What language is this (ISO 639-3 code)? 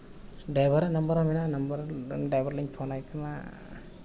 sat